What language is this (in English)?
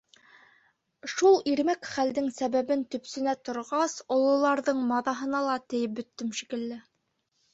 Bashkir